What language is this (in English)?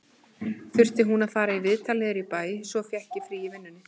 Icelandic